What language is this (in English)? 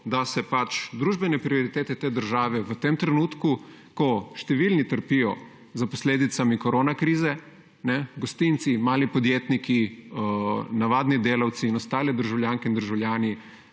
Slovenian